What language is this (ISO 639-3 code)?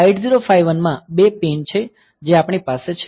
guj